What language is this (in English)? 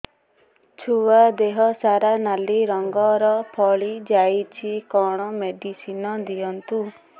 Odia